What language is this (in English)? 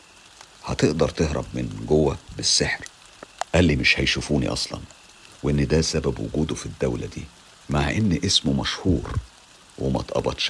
Arabic